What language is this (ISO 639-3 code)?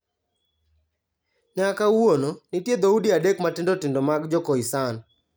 luo